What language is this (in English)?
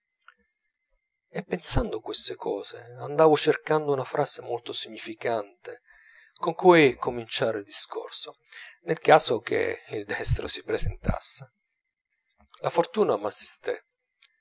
Italian